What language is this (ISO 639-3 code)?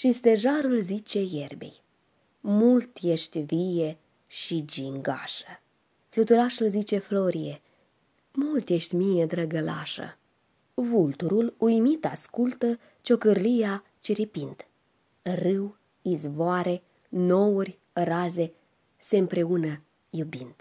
ron